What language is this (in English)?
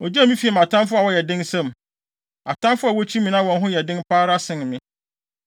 Akan